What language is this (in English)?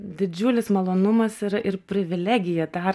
Lithuanian